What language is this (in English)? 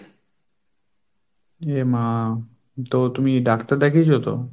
Bangla